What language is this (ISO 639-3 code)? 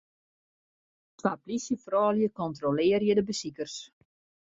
fry